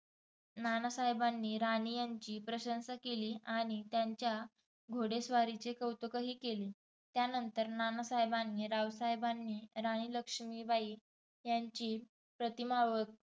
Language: Marathi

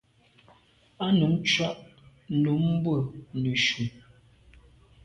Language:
Medumba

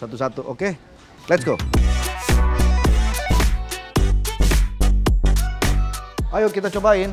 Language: Indonesian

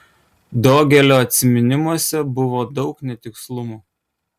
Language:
Lithuanian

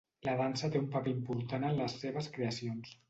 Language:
Catalan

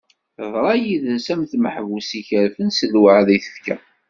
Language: Kabyle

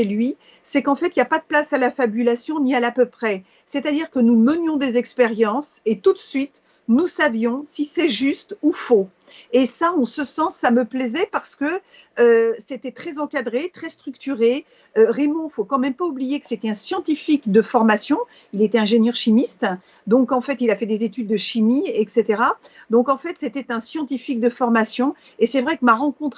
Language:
French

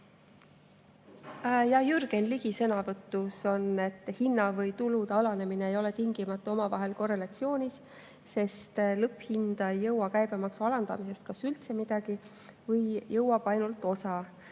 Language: Estonian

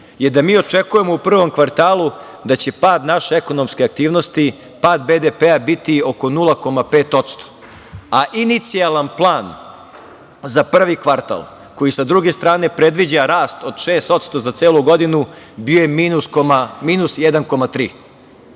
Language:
Serbian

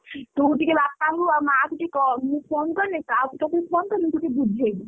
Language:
Odia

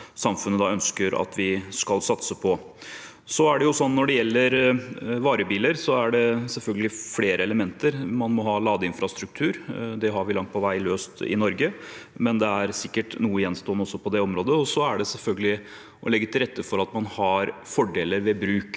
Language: Norwegian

